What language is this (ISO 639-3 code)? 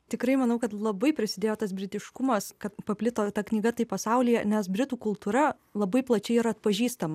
lit